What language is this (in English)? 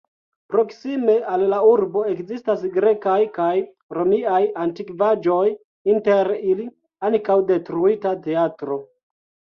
Esperanto